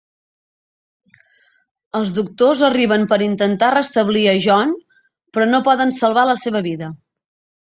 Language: Catalan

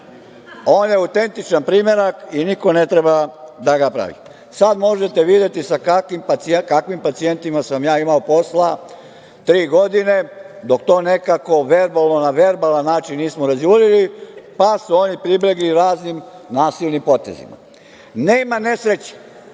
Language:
Serbian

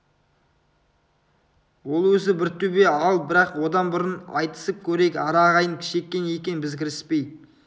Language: Kazakh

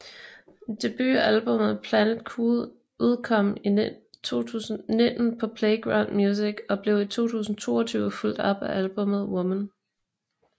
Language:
Danish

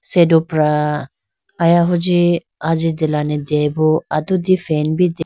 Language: Idu-Mishmi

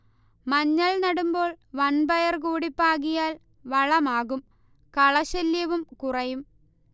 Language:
Malayalam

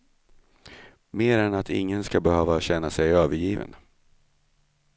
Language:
Swedish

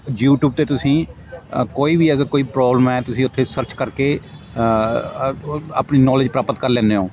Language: Punjabi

